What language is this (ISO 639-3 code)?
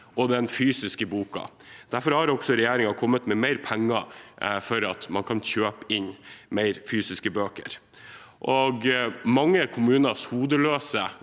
nor